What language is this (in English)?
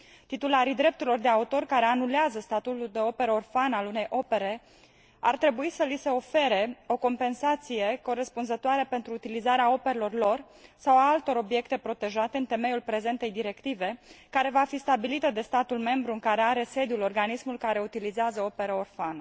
Romanian